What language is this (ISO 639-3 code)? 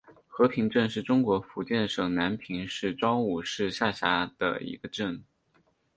zho